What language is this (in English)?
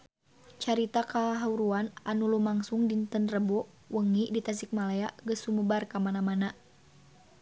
Sundanese